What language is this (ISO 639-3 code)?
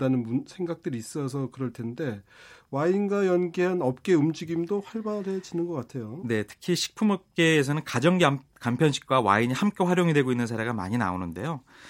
kor